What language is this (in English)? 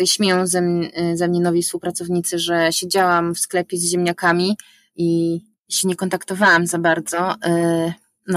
Polish